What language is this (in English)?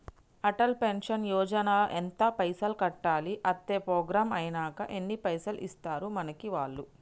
Telugu